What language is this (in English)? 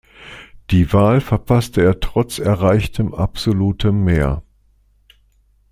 German